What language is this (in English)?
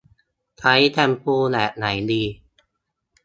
Thai